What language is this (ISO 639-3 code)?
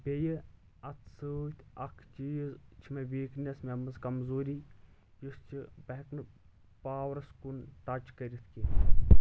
kas